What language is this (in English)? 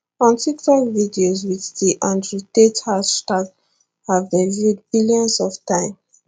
Nigerian Pidgin